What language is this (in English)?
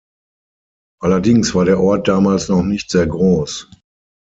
German